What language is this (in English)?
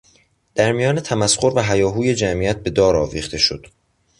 Persian